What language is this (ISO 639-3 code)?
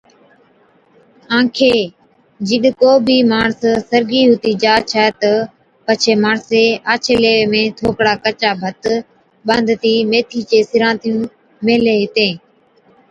odk